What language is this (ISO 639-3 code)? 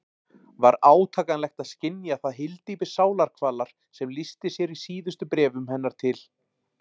isl